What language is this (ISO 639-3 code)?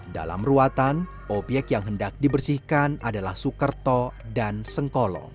ind